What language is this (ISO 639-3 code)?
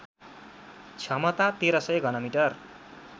nep